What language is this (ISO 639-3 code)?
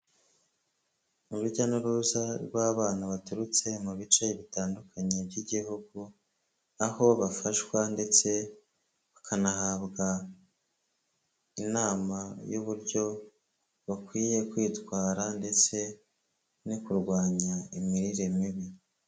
kin